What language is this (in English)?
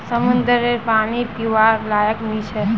Magahi